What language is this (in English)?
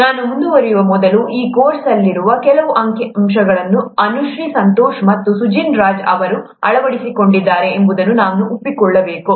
Kannada